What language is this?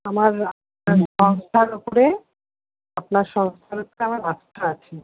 Bangla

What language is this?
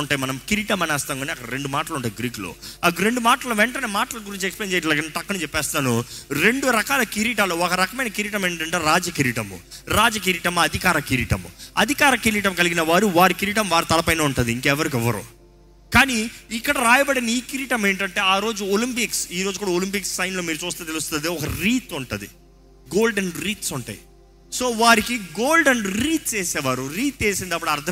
Telugu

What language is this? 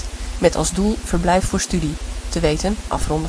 Dutch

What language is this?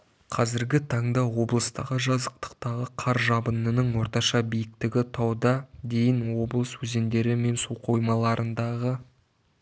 Kazakh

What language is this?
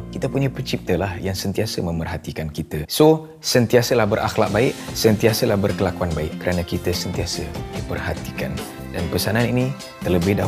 Malay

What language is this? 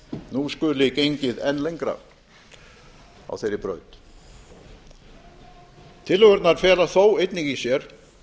Icelandic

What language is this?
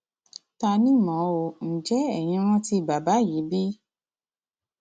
Yoruba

